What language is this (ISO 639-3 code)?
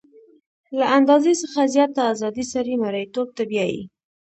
pus